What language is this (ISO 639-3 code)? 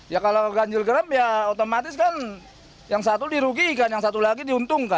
ind